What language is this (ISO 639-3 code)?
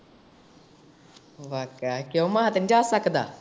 pan